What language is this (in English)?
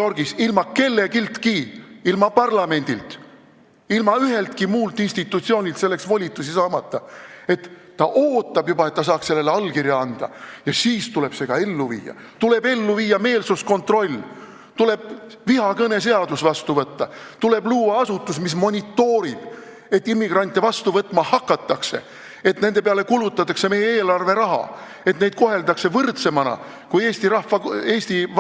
Estonian